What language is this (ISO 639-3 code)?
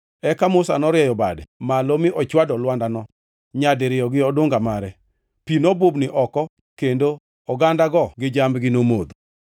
luo